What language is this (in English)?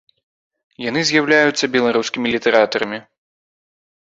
Belarusian